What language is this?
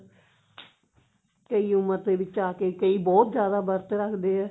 Punjabi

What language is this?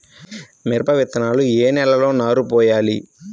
Telugu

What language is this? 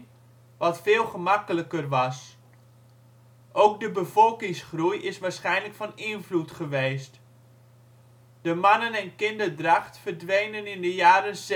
Dutch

